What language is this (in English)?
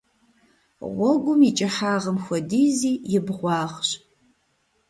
Kabardian